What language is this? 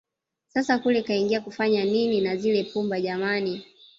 Swahili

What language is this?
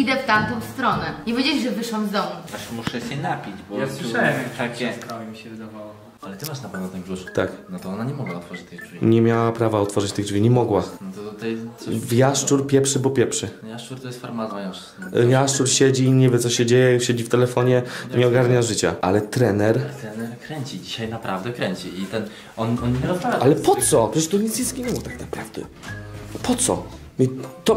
Polish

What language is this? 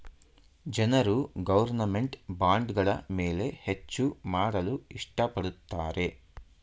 Kannada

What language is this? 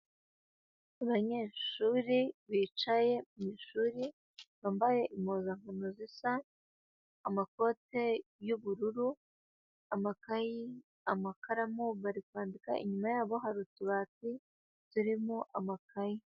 Kinyarwanda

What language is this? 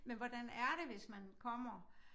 Danish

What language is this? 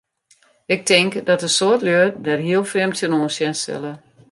Western Frisian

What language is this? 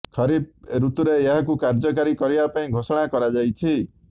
Odia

